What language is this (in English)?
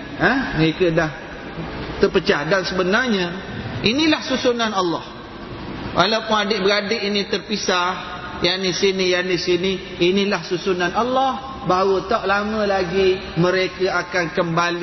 Malay